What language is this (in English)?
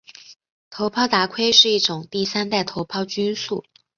Chinese